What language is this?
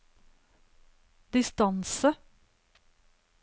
Norwegian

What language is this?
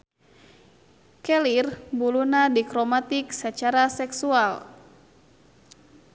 Sundanese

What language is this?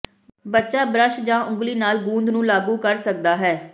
Punjabi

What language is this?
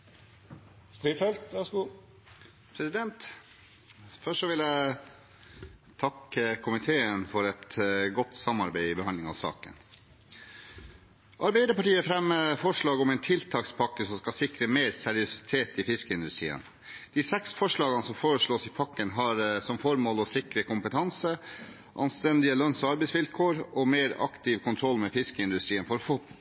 Norwegian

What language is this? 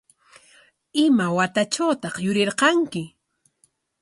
Corongo Ancash Quechua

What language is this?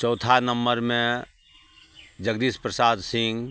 Maithili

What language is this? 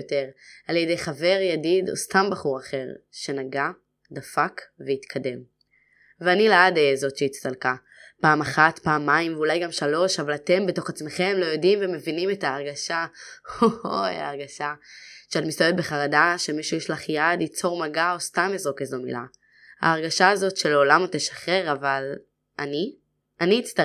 Hebrew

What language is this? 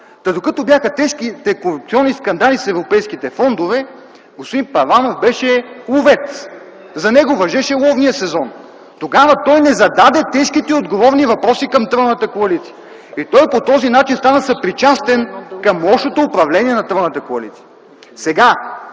Bulgarian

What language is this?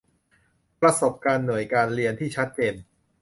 Thai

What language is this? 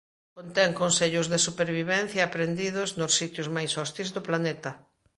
Galician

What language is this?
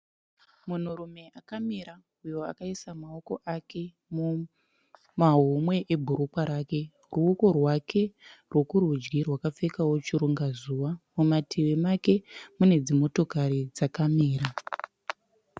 Shona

